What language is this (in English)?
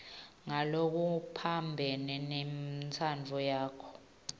Swati